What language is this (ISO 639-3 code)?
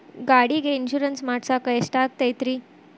kan